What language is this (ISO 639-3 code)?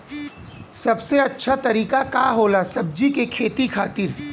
bho